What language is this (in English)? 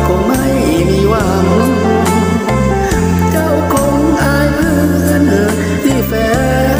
Thai